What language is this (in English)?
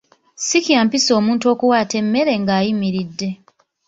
Ganda